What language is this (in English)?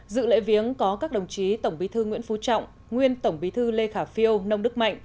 Vietnamese